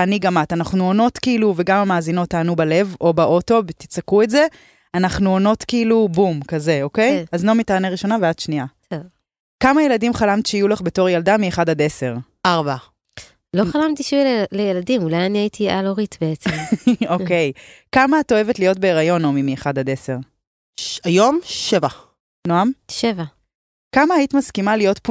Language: Hebrew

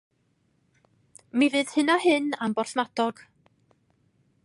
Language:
Welsh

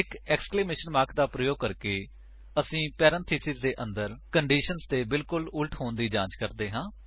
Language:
Punjabi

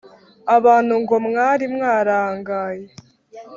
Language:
Kinyarwanda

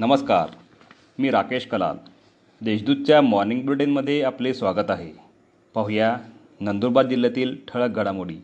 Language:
Marathi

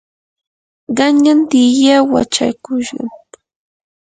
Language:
Yanahuanca Pasco Quechua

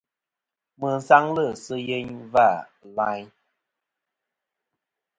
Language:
Kom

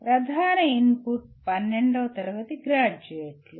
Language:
Telugu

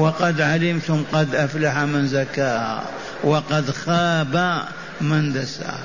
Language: Arabic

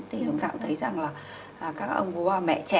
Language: Vietnamese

